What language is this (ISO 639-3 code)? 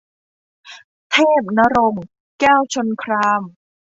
tha